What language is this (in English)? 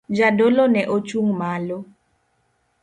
Luo (Kenya and Tanzania)